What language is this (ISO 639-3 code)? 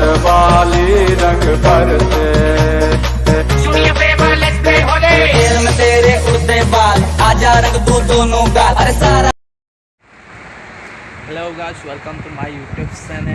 ind